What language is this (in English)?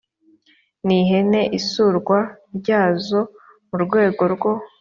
Kinyarwanda